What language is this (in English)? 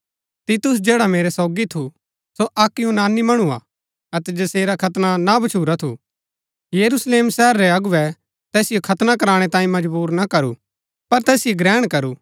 Gaddi